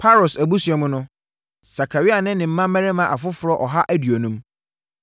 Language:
Akan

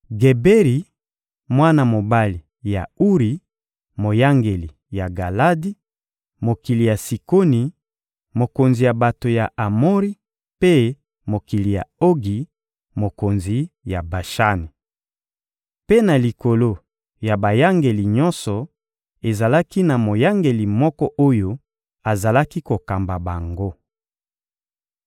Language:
Lingala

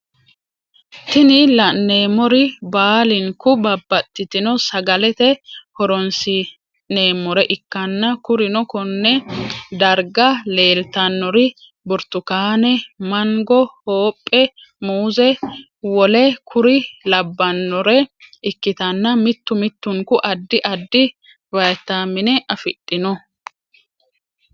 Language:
Sidamo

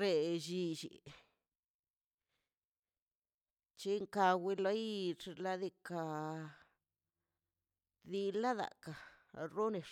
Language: Mazaltepec Zapotec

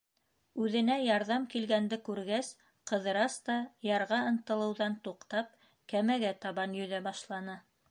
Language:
Bashkir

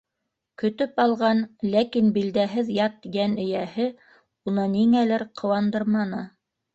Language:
Bashkir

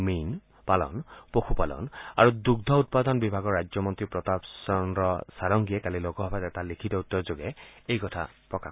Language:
Assamese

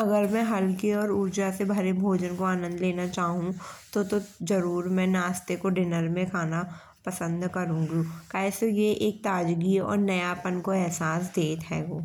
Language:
Bundeli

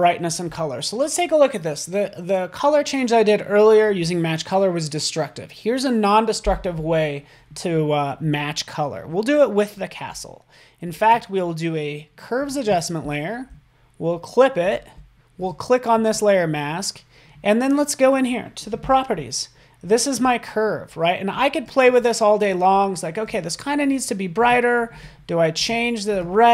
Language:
English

